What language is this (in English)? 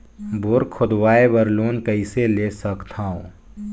Chhattisgarhi